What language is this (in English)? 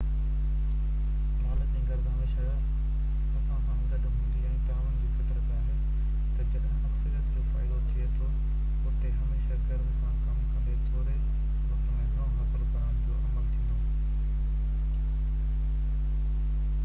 Sindhi